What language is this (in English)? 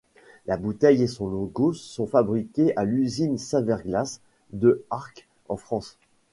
French